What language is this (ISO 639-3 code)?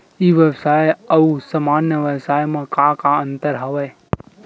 hne